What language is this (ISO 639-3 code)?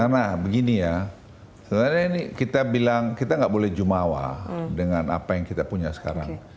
ind